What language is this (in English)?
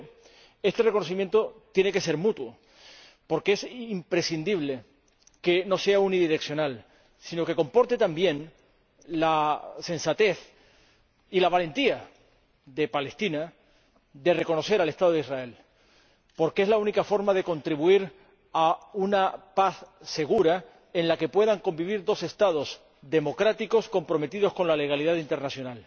Spanish